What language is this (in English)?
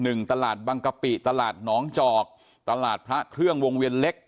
Thai